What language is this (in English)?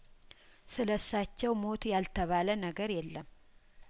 Amharic